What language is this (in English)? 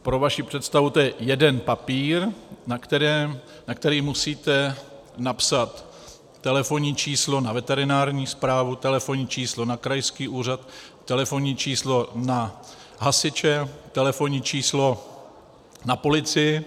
Czech